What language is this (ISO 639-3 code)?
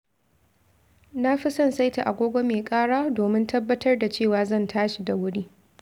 hau